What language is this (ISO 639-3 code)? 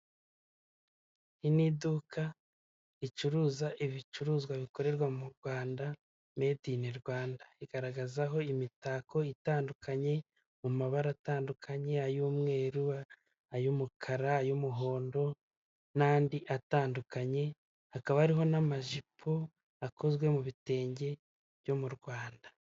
kin